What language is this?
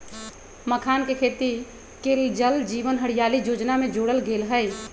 Magahi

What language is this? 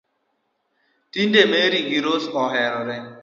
Luo (Kenya and Tanzania)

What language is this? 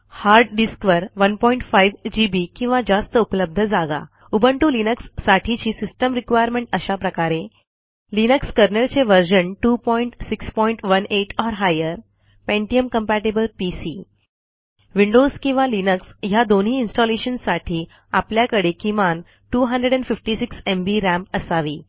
Marathi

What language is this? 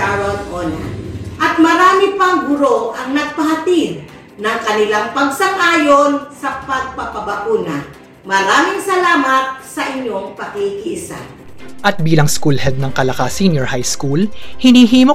Filipino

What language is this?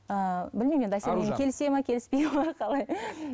Kazakh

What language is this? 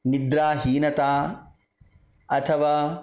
Sanskrit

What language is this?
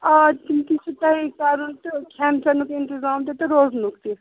Kashmiri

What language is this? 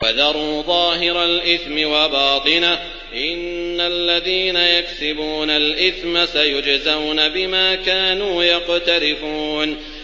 Arabic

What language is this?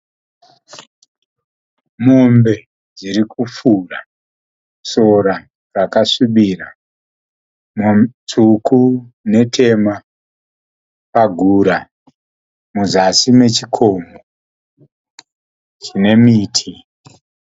Shona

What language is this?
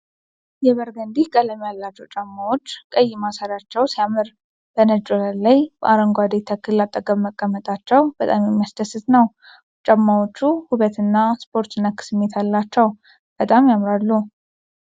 Amharic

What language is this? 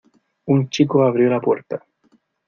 Spanish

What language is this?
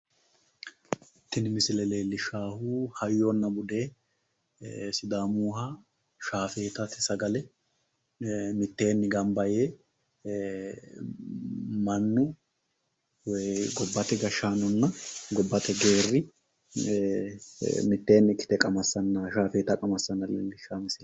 Sidamo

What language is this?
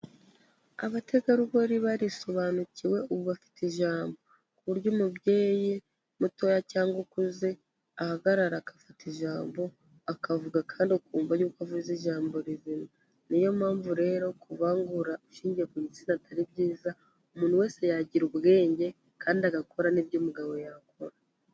Kinyarwanda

